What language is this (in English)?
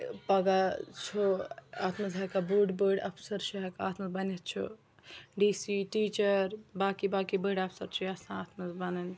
Kashmiri